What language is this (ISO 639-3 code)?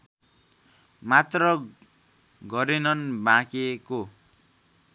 nep